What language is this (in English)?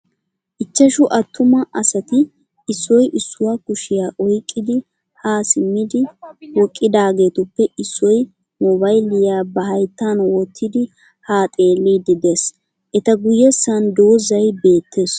Wolaytta